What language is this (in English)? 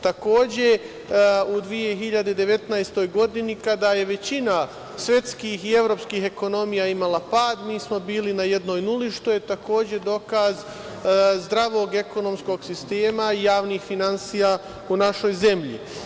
Serbian